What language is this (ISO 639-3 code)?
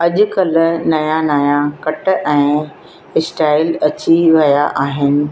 snd